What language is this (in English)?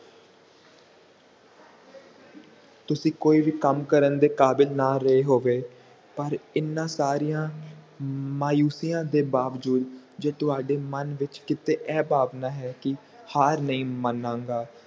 Punjabi